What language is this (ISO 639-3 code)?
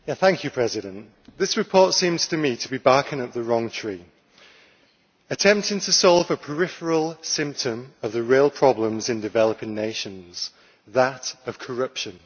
eng